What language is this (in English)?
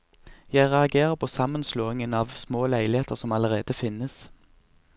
Norwegian